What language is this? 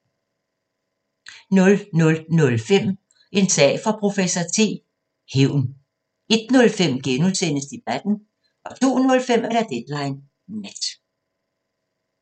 Danish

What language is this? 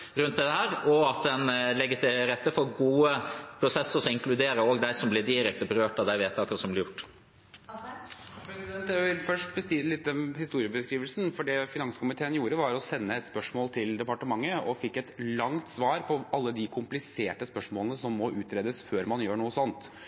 Norwegian Bokmål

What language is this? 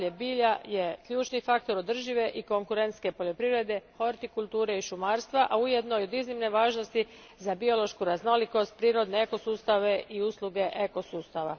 Croatian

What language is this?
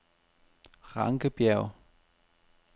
Danish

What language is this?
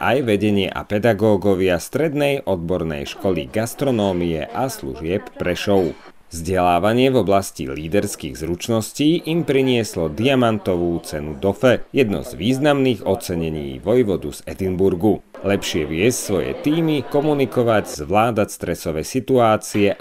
Slovak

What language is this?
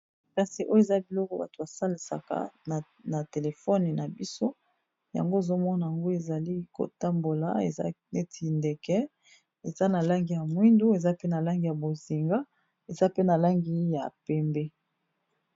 Lingala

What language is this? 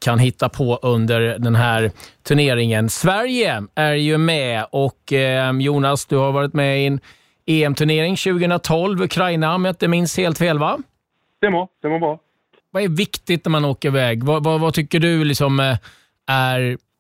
Swedish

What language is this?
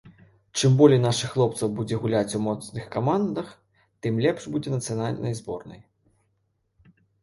Belarusian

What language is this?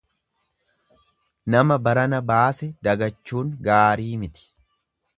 Oromo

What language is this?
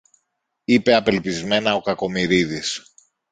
Greek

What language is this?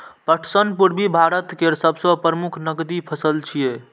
Maithili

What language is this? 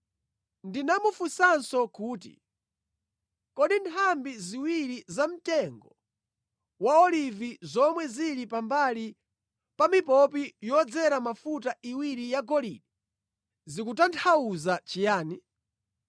Nyanja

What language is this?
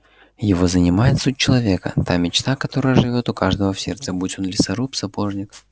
Russian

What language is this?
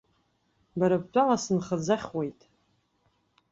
Abkhazian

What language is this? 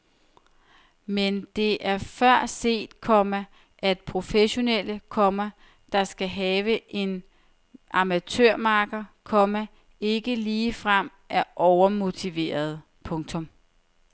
Danish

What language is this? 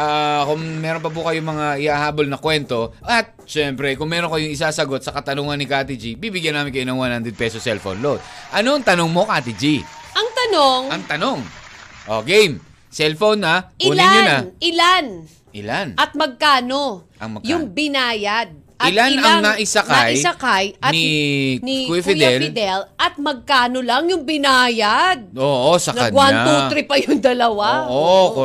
Filipino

